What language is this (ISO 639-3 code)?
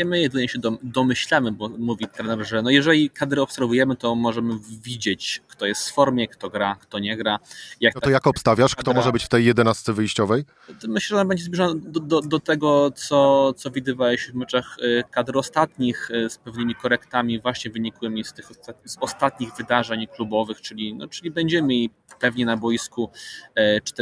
pol